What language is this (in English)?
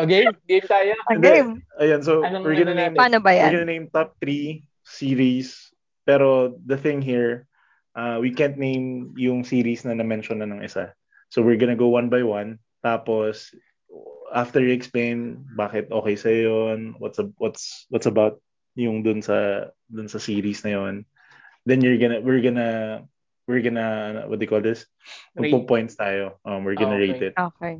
Filipino